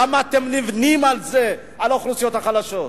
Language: Hebrew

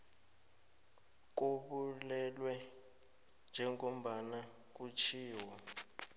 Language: South Ndebele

